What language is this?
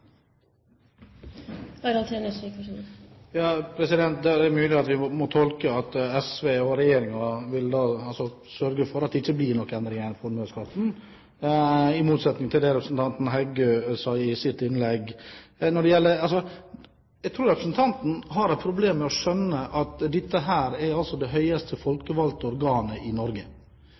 Norwegian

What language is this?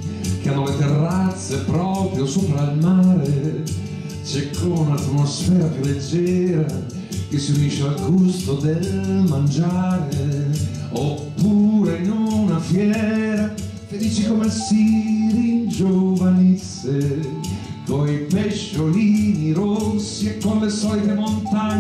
Italian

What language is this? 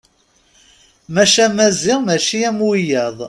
Kabyle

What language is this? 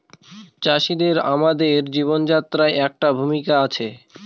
Bangla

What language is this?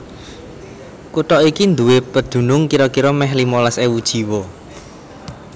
Javanese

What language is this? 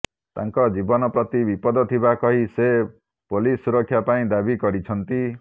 Odia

